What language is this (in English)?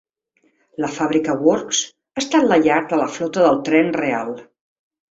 Catalan